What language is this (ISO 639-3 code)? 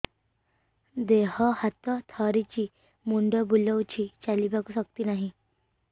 ori